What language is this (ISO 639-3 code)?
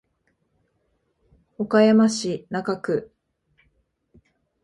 jpn